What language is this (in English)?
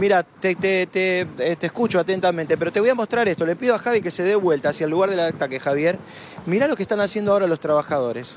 Spanish